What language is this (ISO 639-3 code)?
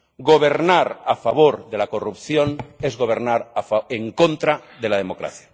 spa